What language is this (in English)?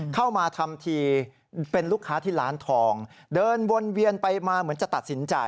Thai